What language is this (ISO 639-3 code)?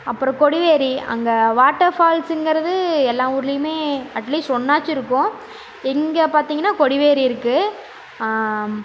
tam